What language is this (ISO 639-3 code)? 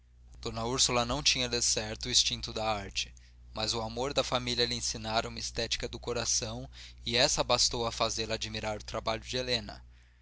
por